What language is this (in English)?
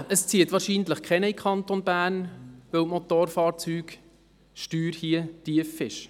Swiss German